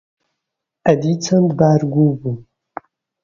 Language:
Central Kurdish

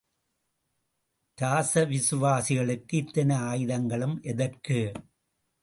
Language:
Tamil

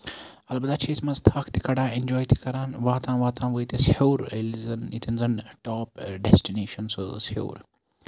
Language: Kashmiri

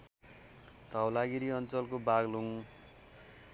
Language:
Nepali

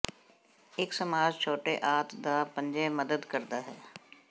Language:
Punjabi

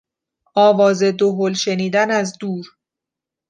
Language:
Persian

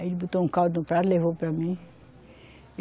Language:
Portuguese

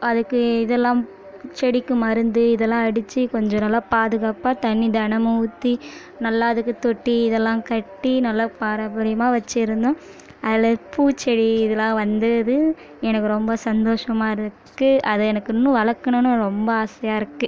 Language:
Tamil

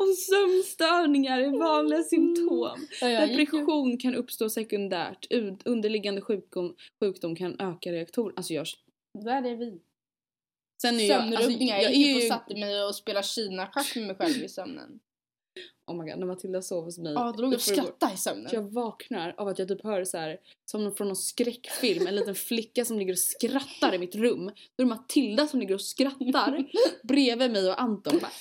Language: Swedish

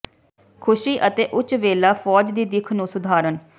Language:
Punjabi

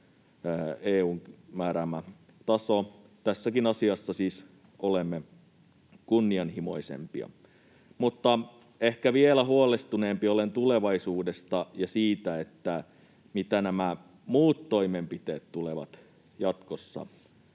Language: Finnish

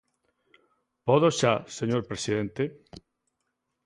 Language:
Galician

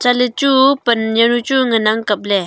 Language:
Wancho Naga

